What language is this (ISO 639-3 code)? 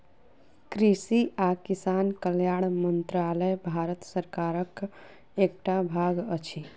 mai